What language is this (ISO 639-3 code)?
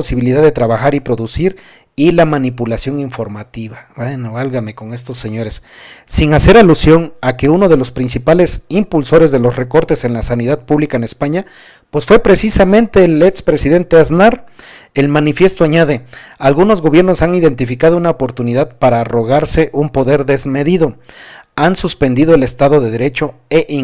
spa